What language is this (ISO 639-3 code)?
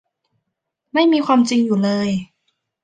tha